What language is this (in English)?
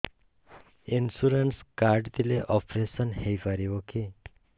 Odia